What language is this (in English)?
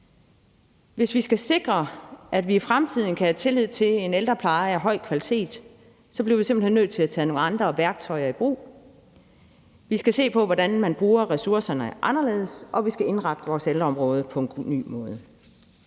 Danish